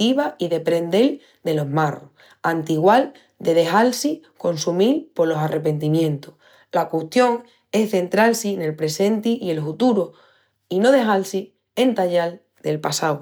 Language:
Extremaduran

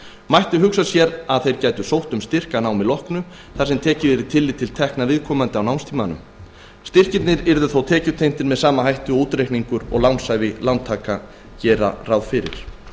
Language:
Icelandic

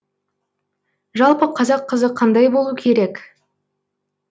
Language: Kazakh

